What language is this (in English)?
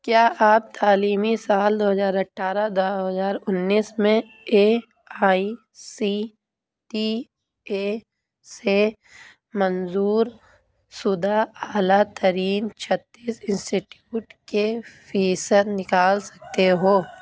Urdu